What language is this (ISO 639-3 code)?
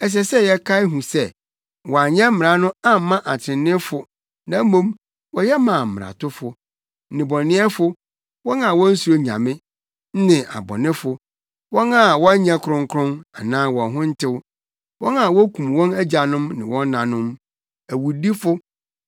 aka